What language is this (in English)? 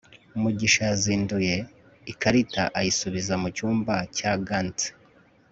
Kinyarwanda